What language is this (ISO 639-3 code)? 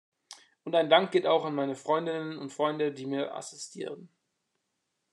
deu